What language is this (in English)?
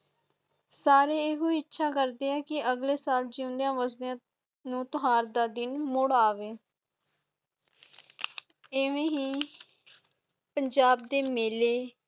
Punjabi